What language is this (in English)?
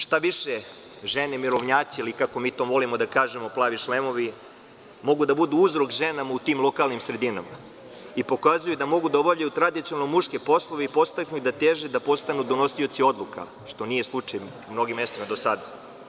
Serbian